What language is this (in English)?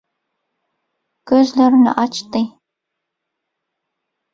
Turkmen